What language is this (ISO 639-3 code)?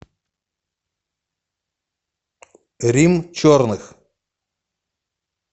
rus